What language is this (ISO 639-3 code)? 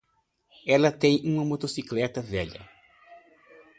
por